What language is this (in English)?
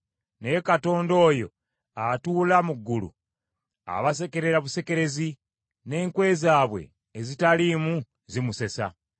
Ganda